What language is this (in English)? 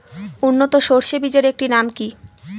Bangla